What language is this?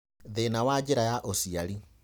Kikuyu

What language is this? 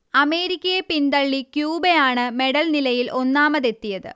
Malayalam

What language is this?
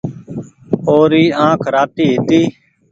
Goaria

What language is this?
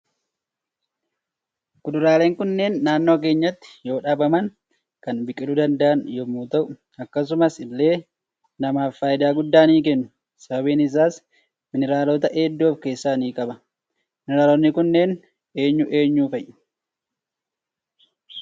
Oromo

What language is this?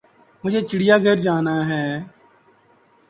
Urdu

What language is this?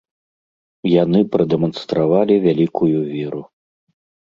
Belarusian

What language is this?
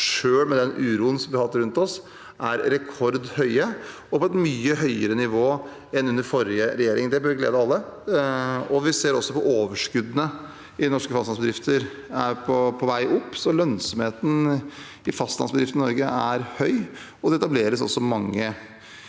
Norwegian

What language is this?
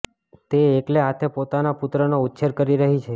Gujarati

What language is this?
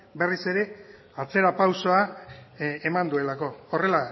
Basque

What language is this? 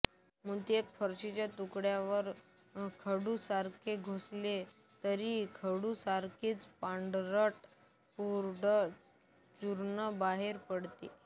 Marathi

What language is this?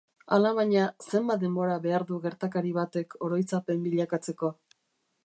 Basque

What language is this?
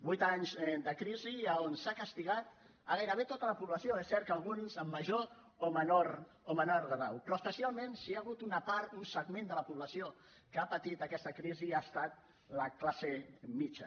Catalan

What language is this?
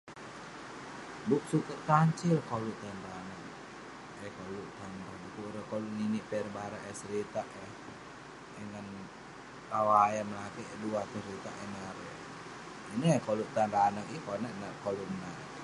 Western Penan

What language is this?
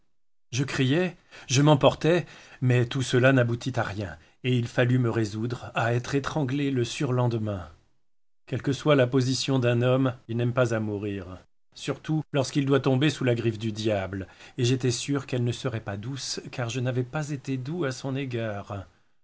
French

